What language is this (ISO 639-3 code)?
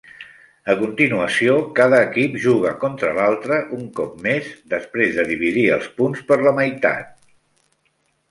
cat